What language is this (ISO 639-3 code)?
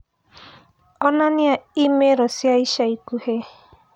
kik